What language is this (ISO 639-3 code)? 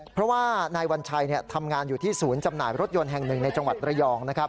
tha